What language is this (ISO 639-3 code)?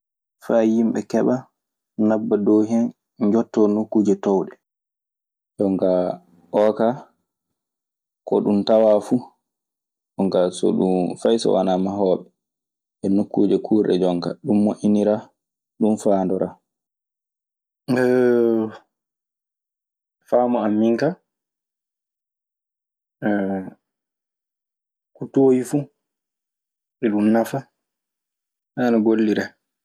ffm